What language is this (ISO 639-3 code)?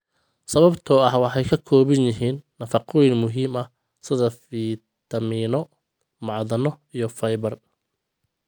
som